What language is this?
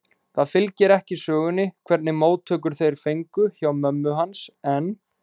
Icelandic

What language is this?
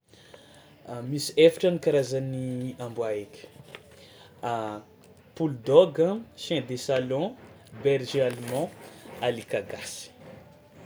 Tsimihety Malagasy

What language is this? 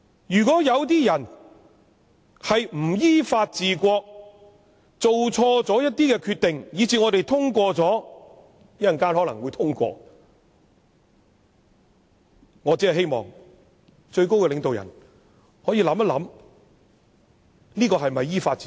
Cantonese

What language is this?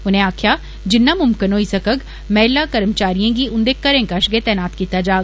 Dogri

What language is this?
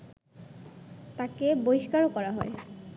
Bangla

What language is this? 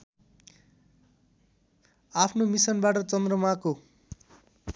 Nepali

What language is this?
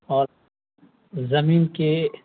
Urdu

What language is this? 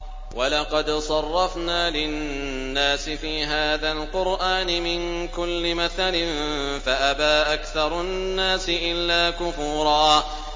Arabic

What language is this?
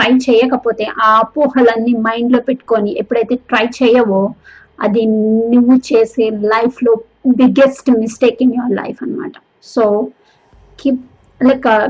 Telugu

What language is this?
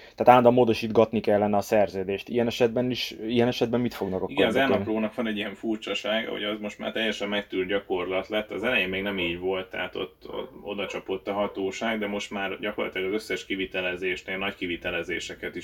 Hungarian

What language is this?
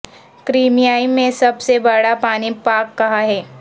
Urdu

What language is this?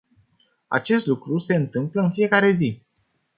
Romanian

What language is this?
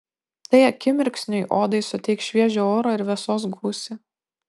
Lithuanian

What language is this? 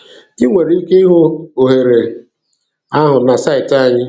Igbo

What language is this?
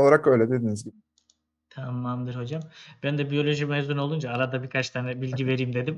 Turkish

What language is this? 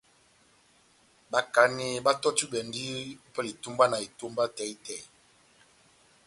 Batanga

